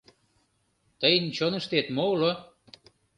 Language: Mari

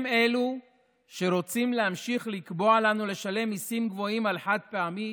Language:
Hebrew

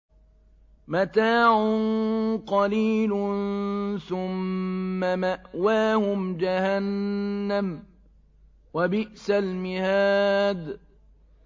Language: Arabic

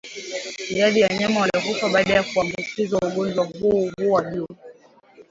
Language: Swahili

